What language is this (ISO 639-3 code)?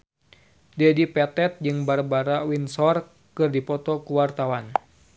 sun